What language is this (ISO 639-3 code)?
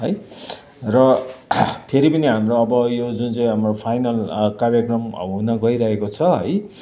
nep